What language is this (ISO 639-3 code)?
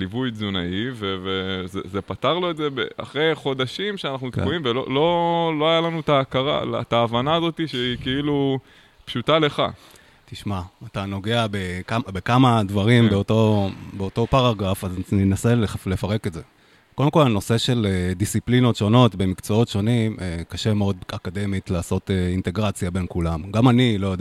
heb